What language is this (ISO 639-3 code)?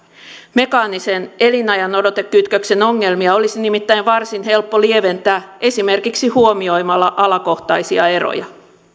fin